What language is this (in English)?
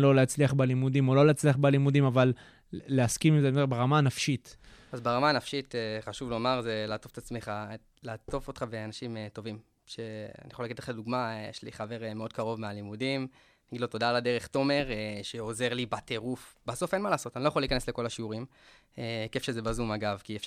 Hebrew